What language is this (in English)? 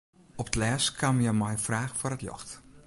Western Frisian